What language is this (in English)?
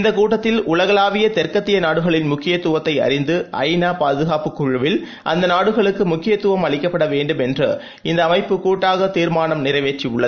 Tamil